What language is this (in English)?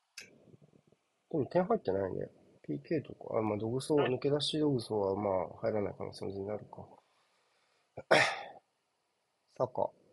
Japanese